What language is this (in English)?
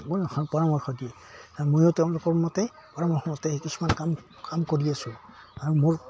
Assamese